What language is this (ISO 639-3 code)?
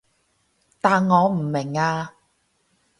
yue